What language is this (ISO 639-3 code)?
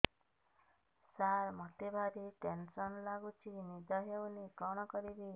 ori